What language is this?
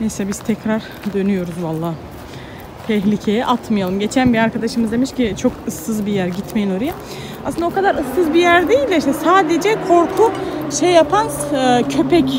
Turkish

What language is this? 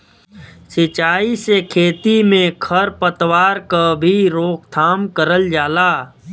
Bhojpuri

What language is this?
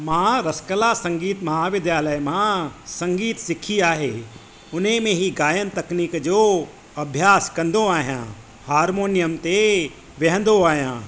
Sindhi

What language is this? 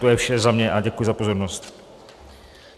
Czech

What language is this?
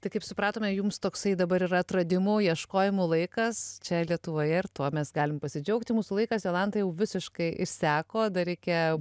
Lithuanian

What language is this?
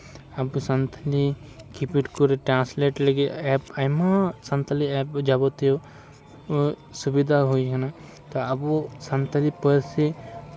Santali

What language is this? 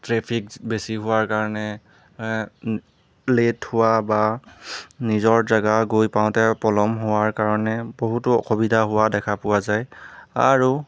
Assamese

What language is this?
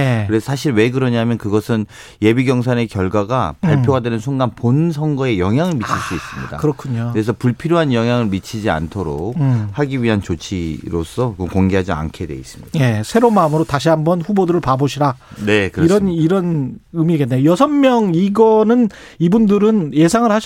Korean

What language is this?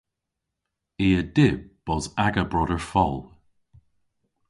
Cornish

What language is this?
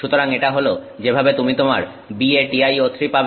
Bangla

